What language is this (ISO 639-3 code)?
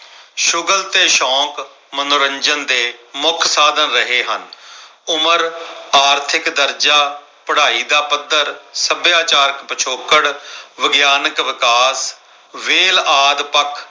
pan